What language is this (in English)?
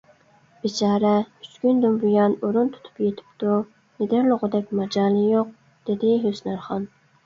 Uyghur